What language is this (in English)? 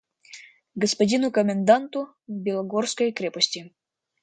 Russian